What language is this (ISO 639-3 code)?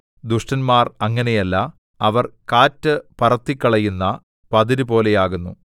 mal